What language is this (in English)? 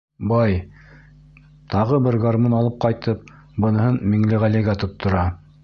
Bashkir